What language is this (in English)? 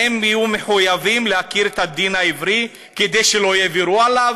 Hebrew